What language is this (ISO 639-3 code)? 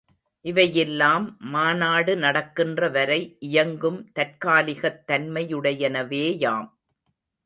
tam